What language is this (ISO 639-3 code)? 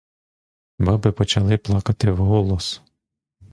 ukr